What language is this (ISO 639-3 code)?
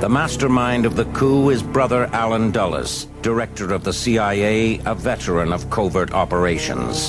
swe